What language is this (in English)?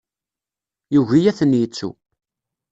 Kabyle